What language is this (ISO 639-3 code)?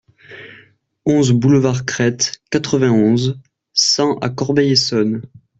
fra